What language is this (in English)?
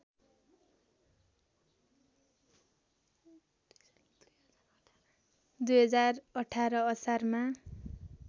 Nepali